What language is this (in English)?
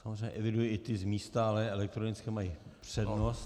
Czech